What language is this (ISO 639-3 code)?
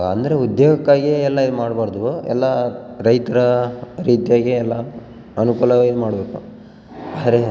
kan